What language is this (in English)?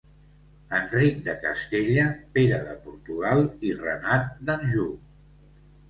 Catalan